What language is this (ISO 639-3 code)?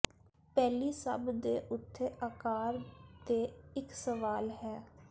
pan